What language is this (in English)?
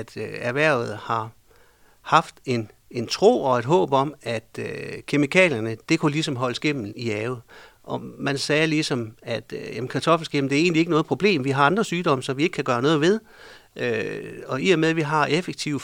Danish